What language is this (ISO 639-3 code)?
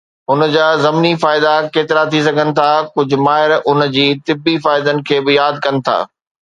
snd